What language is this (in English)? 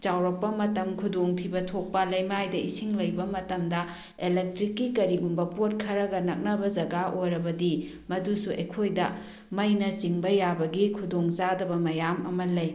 Manipuri